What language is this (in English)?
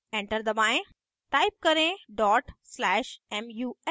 Hindi